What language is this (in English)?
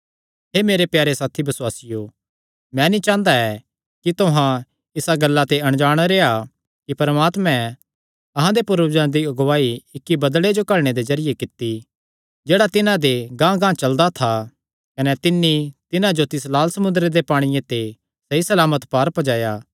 Kangri